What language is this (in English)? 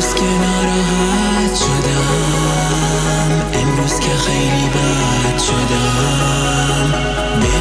Persian